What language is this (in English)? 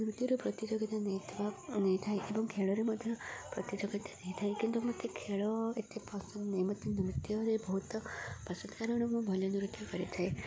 Odia